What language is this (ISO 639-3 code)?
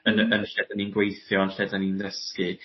cym